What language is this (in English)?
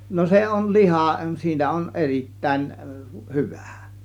Finnish